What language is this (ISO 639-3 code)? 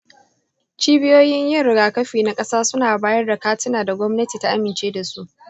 hau